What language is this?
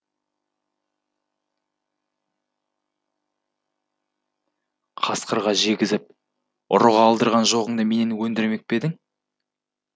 Kazakh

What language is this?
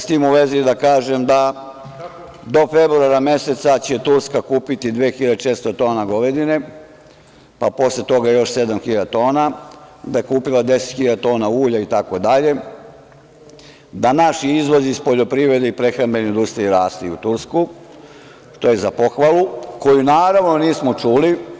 Serbian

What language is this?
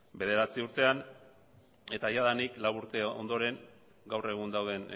Basque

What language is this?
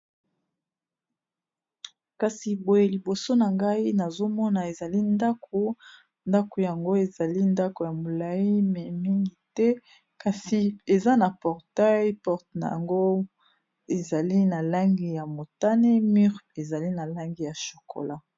Lingala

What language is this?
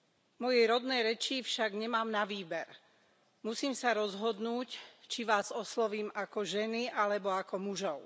Slovak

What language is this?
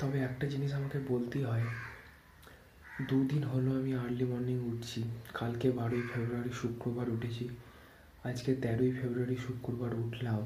Bangla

